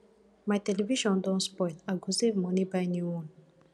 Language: Nigerian Pidgin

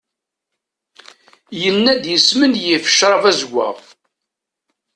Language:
Kabyle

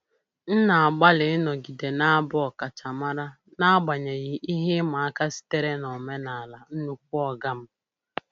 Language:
Igbo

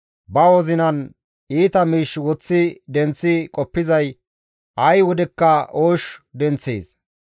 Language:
Gamo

